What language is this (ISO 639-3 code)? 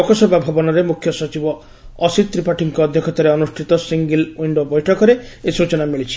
ori